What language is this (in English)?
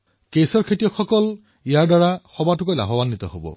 Assamese